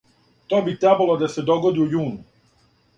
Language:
Serbian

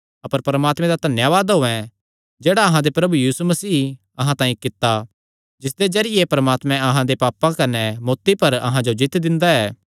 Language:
Kangri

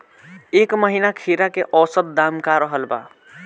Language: Bhojpuri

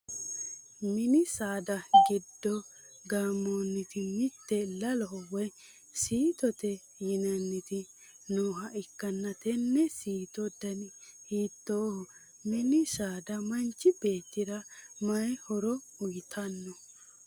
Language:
Sidamo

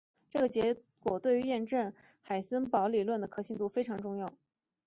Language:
Chinese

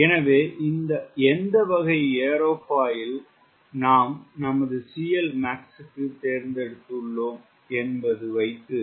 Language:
Tamil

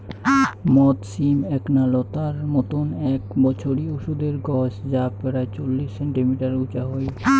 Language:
Bangla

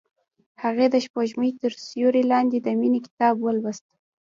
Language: Pashto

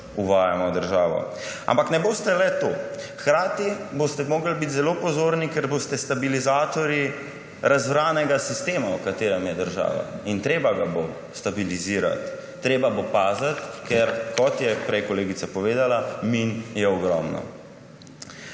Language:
Slovenian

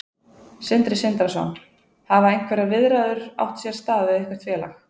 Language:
Icelandic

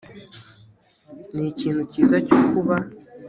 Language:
Kinyarwanda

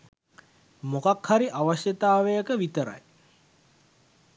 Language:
Sinhala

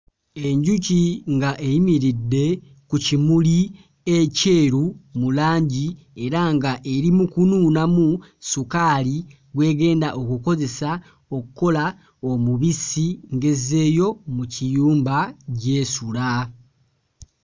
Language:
Ganda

